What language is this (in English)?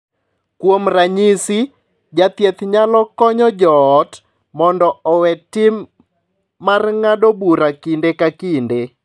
Luo (Kenya and Tanzania)